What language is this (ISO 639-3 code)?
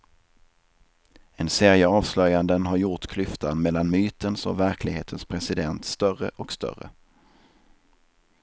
swe